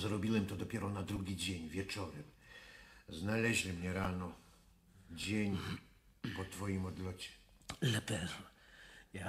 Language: Polish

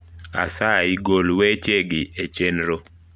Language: Luo (Kenya and Tanzania)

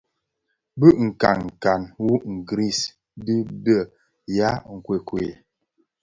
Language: Bafia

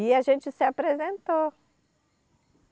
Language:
Portuguese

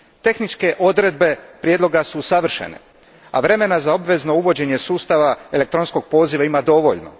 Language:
Croatian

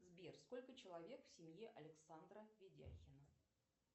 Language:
Russian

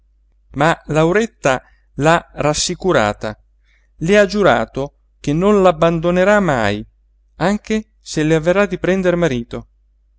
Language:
Italian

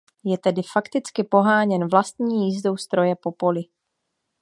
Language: Czech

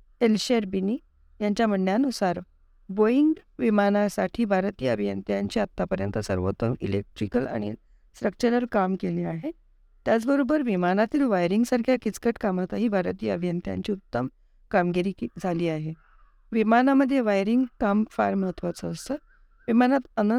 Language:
Marathi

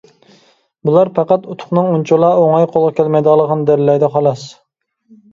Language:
Uyghur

